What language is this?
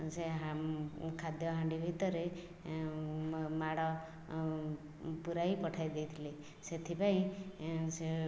Odia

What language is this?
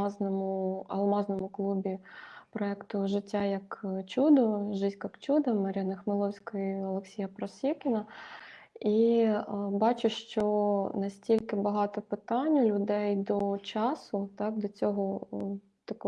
Ukrainian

